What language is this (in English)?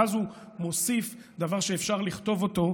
Hebrew